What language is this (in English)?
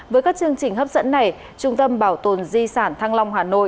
Vietnamese